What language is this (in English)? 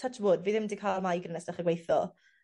Welsh